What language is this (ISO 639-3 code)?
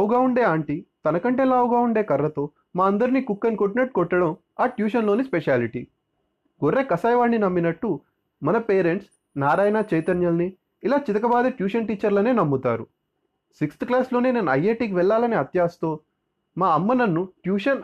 tel